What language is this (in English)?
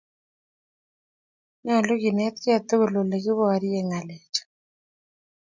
Kalenjin